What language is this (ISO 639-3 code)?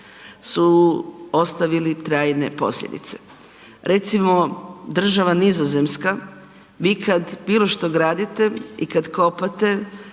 hrv